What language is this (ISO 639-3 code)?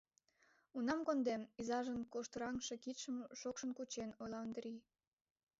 chm